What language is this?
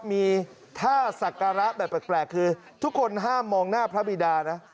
Thai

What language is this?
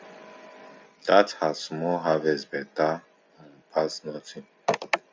Nigerian Pidgin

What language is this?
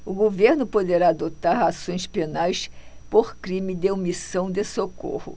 Portuguese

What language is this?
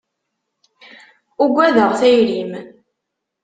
Kabyle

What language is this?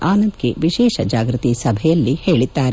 Kannada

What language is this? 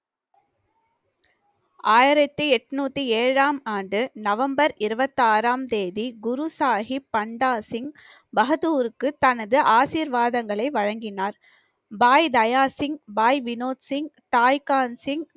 Tamil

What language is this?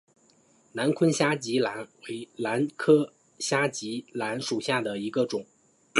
Chinese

